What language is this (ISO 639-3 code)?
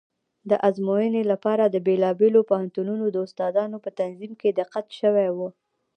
pus